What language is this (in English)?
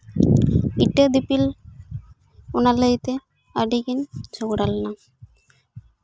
Santali